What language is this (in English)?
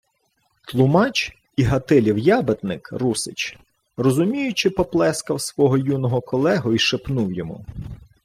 Ukrainian